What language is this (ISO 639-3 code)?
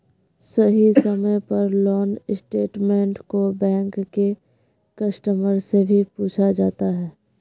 mag